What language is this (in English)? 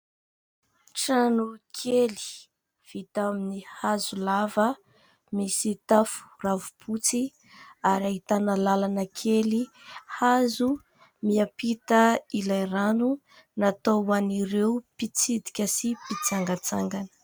Malagasy